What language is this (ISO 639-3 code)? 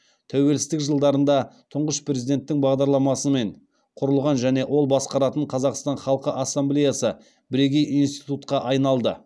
kaz